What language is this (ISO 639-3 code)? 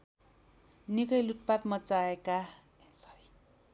nep